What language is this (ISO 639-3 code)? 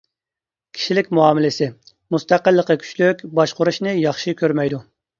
uig